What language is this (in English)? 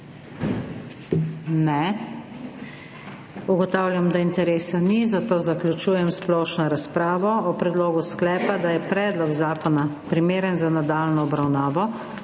Slovenian